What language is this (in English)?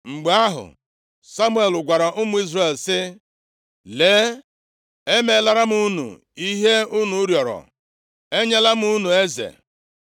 Igbo